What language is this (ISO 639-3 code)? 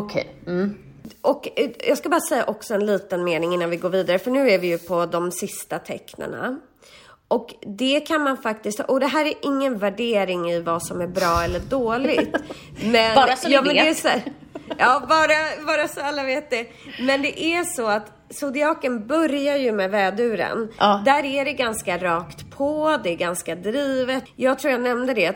swe